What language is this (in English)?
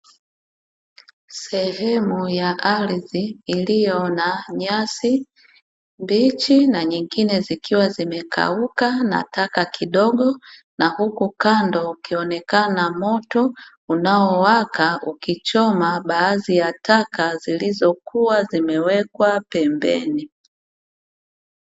Swahili